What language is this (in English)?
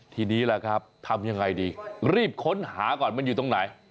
Thai